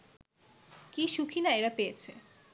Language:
Bangla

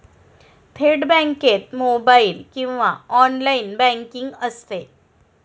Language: Marathi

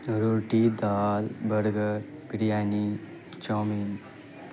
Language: Urdu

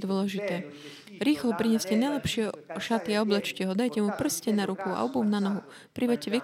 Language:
Slovak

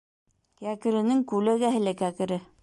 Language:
Bashkir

